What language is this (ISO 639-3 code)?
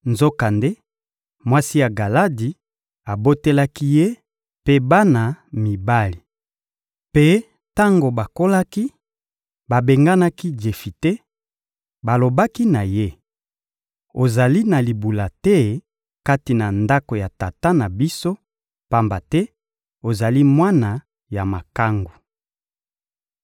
lin